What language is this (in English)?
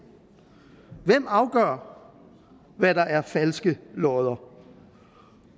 Danish